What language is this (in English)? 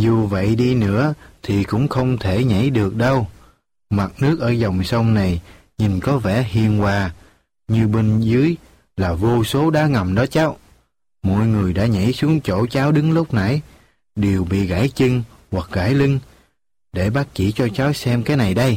Vietnamese